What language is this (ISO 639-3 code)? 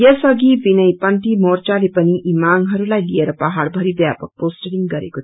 nep